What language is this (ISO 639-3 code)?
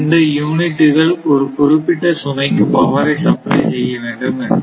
tam